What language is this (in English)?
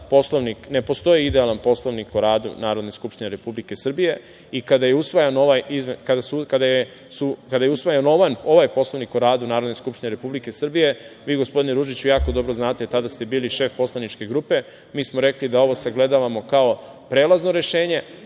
Serbian